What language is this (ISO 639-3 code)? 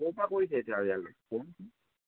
asm